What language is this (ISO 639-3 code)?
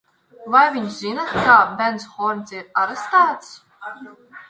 lav